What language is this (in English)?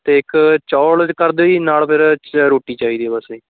Punjabi